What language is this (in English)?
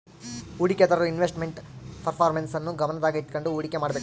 Kannada